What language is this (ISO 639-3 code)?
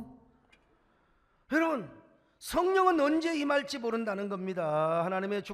kor